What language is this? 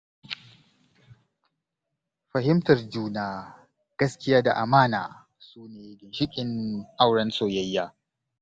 Hausa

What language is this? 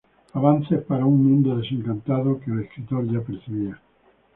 Spanish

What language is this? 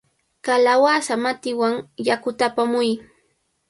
Cajatambo North Lima Quechua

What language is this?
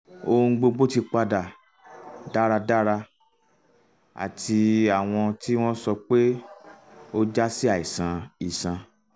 Yoruba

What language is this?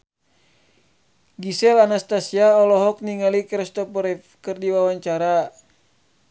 Sundanese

